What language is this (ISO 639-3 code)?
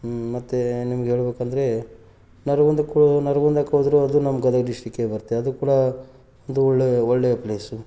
kan